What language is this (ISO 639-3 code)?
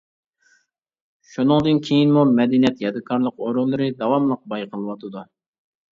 uig